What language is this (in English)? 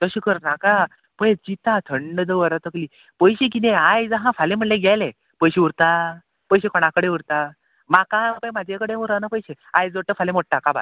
Konkani